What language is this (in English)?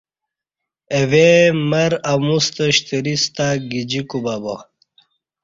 Kati